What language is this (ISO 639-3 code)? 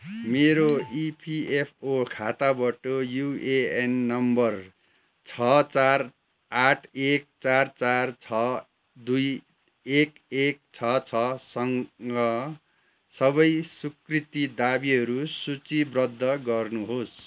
nep